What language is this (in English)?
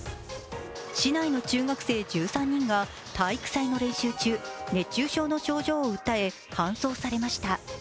Japanese